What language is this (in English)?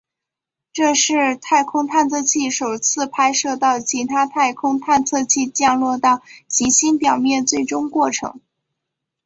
Chinese